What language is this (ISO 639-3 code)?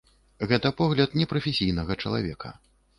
bel